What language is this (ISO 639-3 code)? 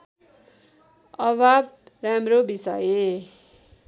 nep